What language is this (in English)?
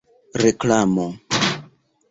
Esperanto